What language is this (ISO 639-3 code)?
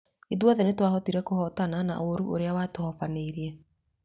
kik